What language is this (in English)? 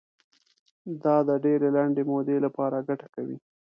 Pashto